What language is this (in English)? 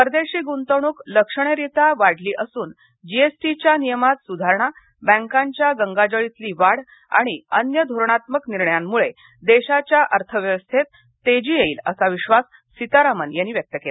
Marathi